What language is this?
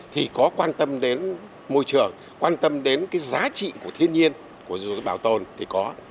Vietnamese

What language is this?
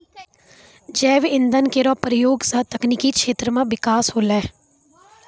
Maithili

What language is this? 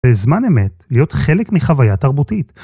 Hebrew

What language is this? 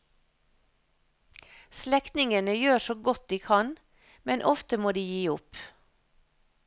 Norwegian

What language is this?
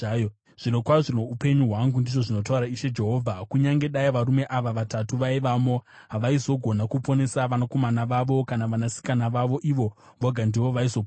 Shona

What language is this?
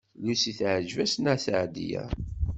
Kabyle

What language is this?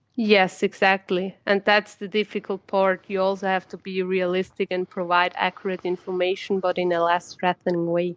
English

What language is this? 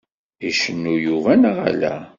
Kabyle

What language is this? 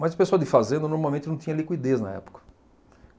Portuguese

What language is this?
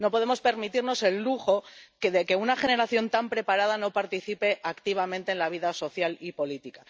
Spanish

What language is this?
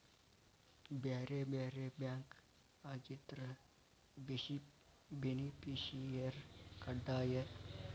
Kannada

